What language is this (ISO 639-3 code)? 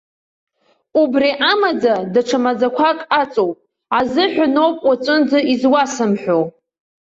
abk